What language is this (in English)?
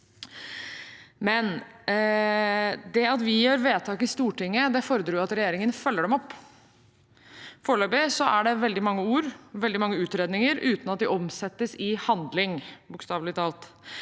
Norwegian